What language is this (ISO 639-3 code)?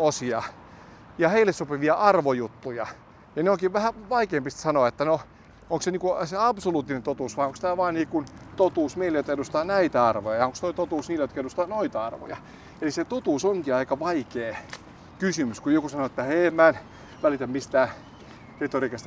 fin